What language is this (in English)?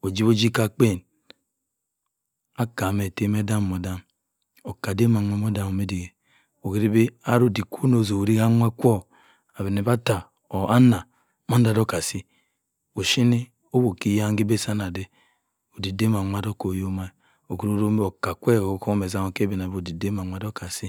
Cross River Mbembe